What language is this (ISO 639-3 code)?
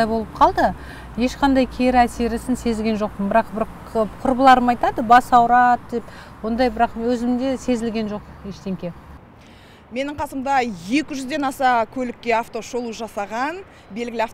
tur